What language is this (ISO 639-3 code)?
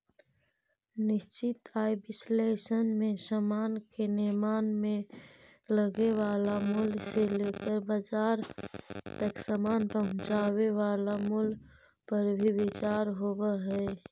mag